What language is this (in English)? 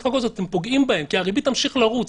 Hebrew